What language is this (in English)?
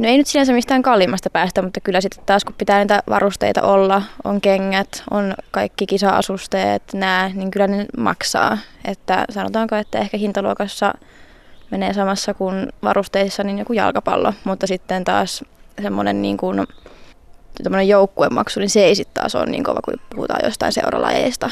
Finnish